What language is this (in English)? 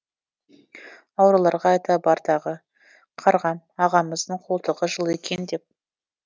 Kazakh